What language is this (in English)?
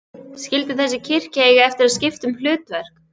Icelandic